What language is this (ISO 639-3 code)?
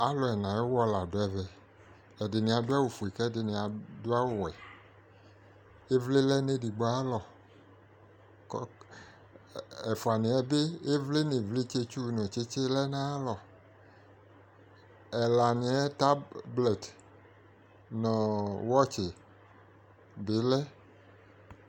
kpo